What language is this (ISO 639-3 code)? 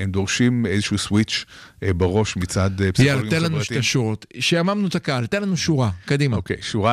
heb